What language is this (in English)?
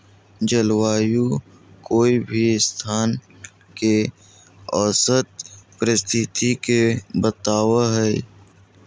Magahi